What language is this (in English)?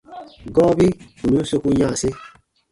Baatonum